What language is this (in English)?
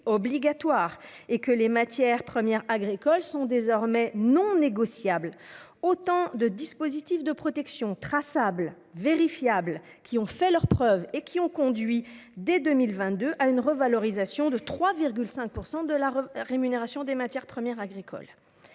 French